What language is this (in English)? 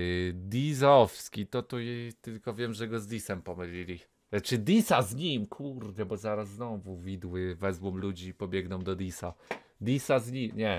Polish